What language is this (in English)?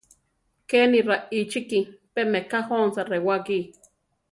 Central Tarahumara